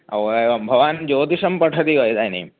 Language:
Sanskrit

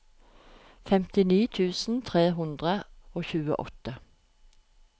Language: Norwegian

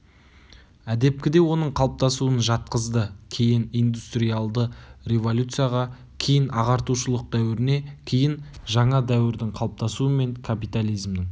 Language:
Kazakh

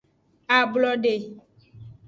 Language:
Aja (Benin)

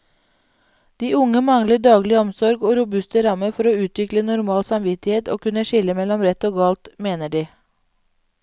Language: Norwegian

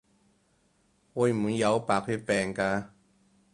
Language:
Cantonese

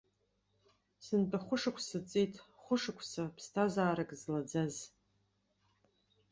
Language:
Abkhazian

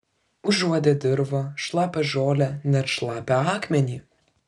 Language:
Lithuanian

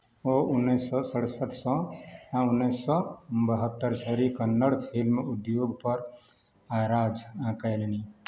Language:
Maithili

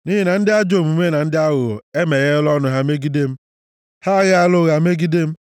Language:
Igbo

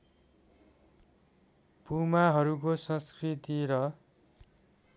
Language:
Nepali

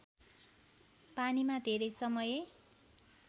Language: Nepali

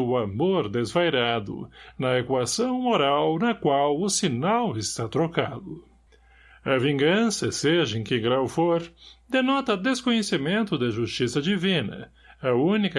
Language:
Portuguese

